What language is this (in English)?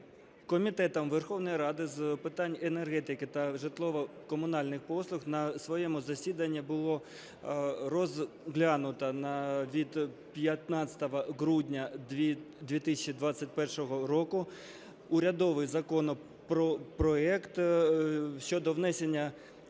Ukrainian